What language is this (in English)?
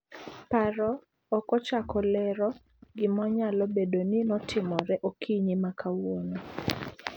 Luo (Kenya and Tanzania)